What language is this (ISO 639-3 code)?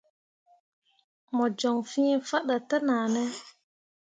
mua